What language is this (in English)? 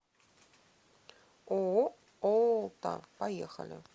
Russian